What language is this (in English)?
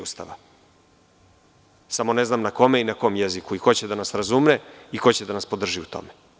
Serbian